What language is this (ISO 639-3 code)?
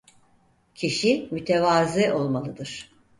tur